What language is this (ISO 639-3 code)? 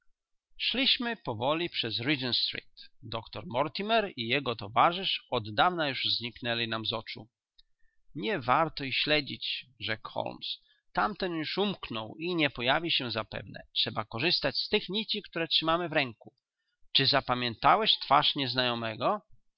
pol